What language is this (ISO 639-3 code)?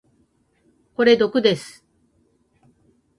jpn